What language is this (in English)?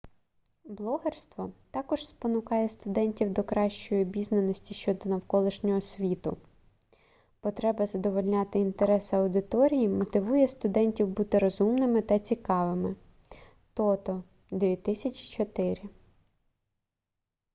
Ukrainian